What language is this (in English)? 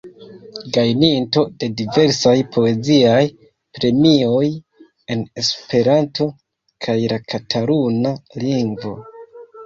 Esperanto